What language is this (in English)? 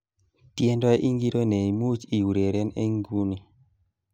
Kalenjin